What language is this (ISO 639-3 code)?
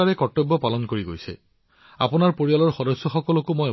asm